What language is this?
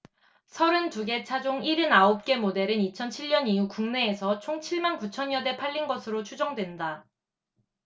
Korean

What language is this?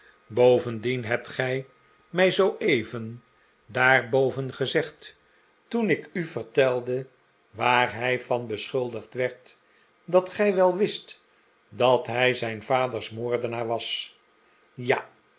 Dutch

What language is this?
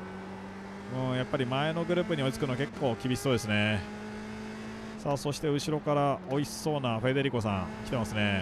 Japanese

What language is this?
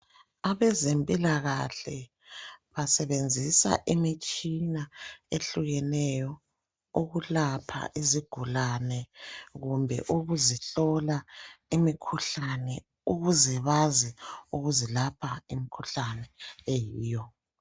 North Ndebele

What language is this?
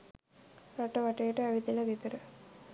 Sinhala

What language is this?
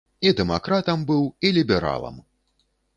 Belarusian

